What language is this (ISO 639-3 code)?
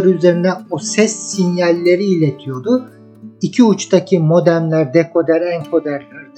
tur